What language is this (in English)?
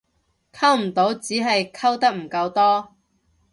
Cantonese